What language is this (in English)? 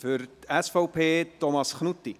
Swiss German